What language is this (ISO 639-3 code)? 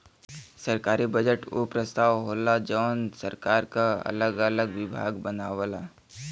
bho